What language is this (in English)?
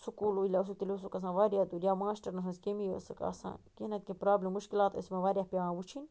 Kashmiri